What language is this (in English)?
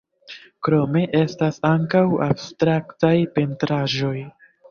Esperanto